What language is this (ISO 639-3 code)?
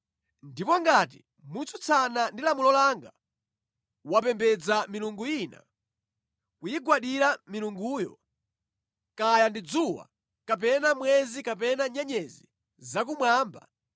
nya